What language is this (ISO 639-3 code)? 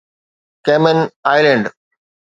snd